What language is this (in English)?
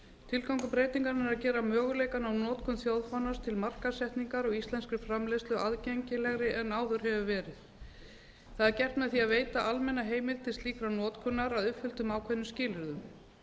Icelandic